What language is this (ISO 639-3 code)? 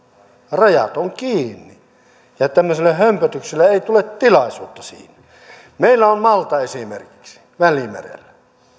fin